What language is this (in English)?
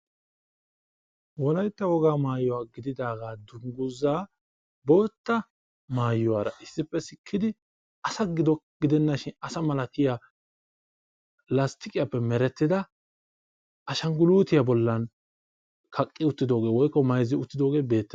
Wolaytta